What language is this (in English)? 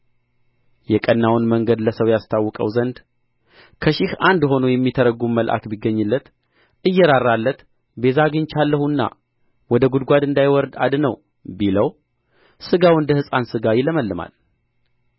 Amharic